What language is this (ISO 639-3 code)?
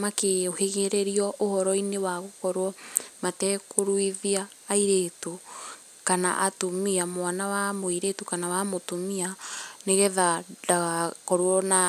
kik